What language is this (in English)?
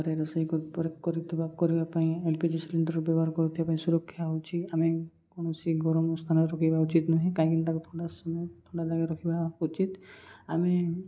Odia